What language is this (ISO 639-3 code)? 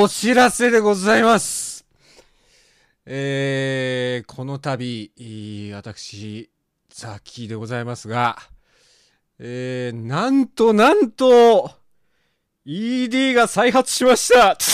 jpn